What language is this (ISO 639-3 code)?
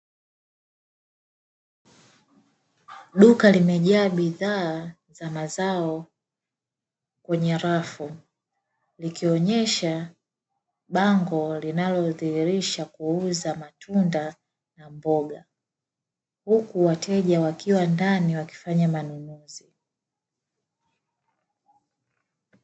swa